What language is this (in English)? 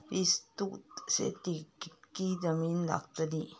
Marathi